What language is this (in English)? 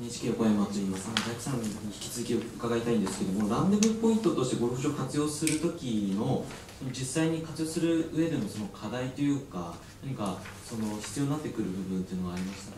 Japanese